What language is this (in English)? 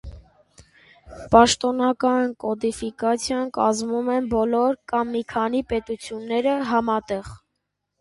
Armenian